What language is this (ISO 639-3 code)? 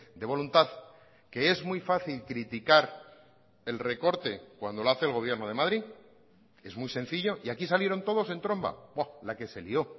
spa